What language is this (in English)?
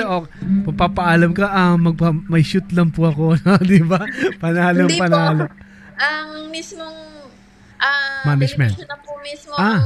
Filipino